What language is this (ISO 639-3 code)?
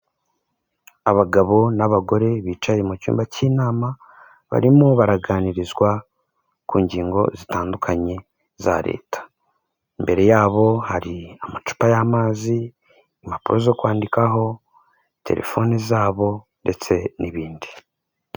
kin